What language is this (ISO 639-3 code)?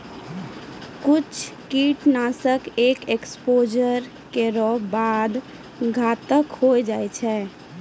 mai